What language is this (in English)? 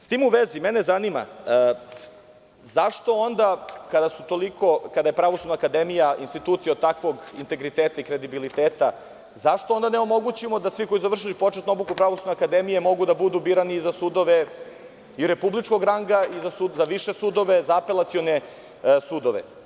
Serbian